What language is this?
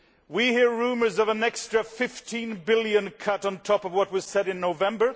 English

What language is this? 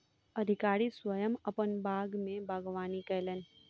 Maithili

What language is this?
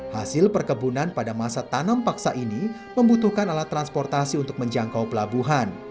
Indonesian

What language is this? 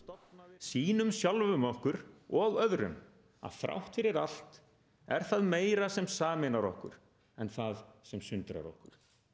Icelandic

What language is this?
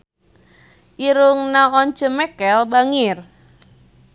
Sundanese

